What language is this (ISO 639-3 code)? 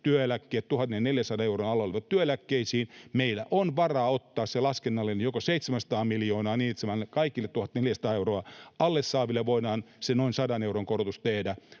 fin